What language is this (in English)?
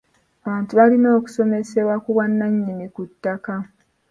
Ganda